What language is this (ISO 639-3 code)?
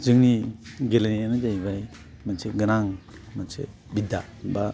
brx